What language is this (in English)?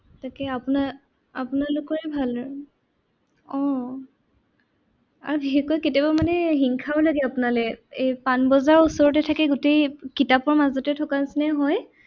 Assamese